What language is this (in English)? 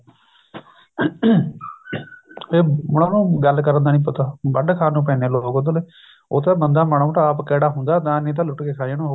Punjabi